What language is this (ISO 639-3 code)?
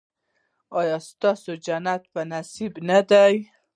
pus